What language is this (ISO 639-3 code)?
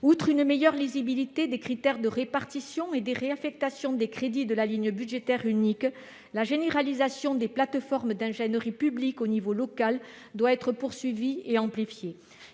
fra